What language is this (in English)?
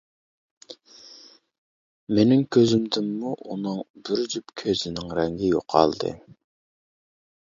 Uyghur